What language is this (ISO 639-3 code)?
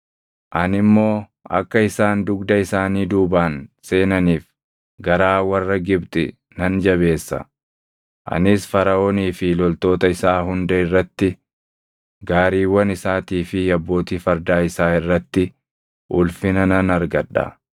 orm